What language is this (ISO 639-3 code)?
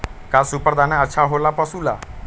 mag